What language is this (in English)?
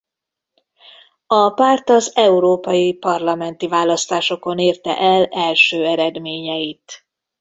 Hungarian